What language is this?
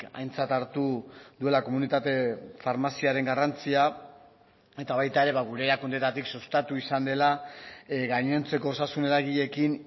Basque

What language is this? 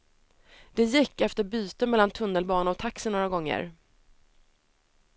Swedish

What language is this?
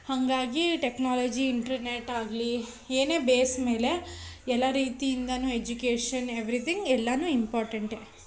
Kannada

